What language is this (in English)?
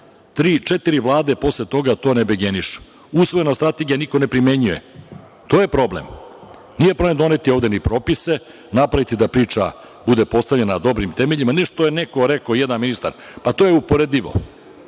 Serbian